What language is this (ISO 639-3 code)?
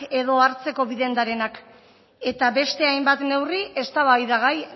eus